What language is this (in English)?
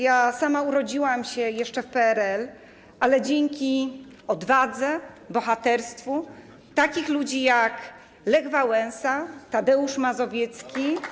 Polish